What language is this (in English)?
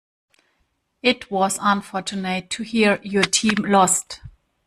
English